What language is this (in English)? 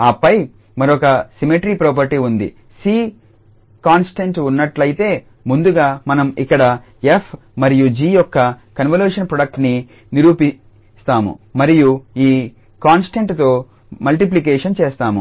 Telugu